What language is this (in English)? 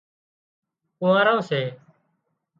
Wadiyara Koli